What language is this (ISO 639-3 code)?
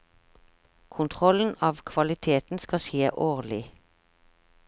nor